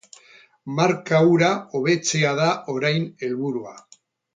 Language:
Basque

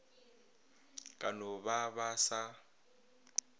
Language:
Northern Sotho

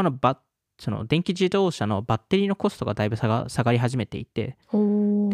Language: Japanese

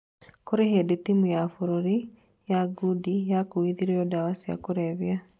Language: Kikuyu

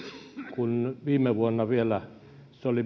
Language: Finnish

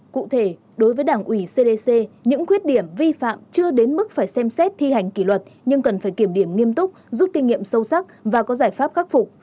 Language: Vietnamese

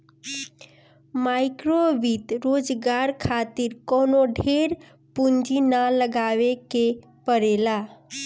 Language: Bhojpuri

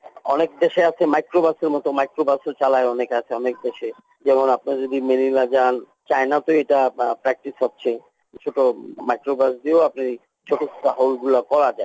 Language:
Bangla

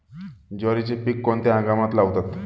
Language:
Marathi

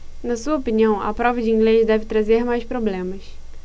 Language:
Portuguese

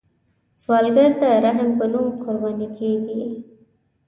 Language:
Pashto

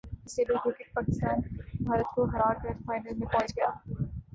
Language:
Urdu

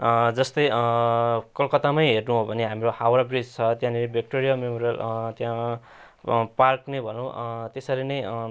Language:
Nepali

